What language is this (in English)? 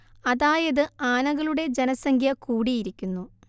Malayalam